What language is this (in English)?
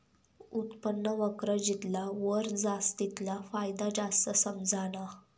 Marathi